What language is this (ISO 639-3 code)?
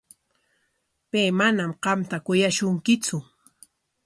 qwa